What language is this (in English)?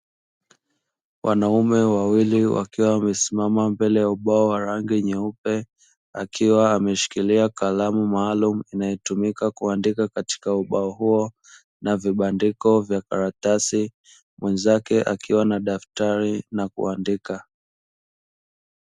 Swahili